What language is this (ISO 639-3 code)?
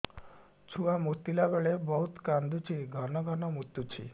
ori